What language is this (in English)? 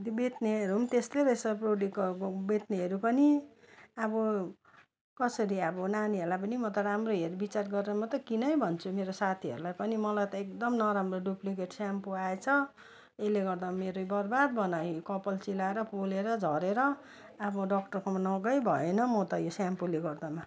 Nepali